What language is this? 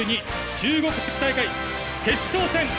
Japanese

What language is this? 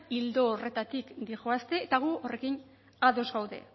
Basque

